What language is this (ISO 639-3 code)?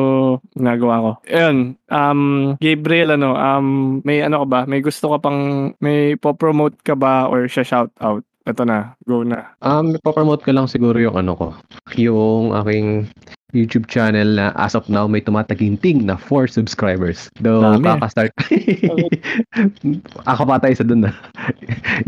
fil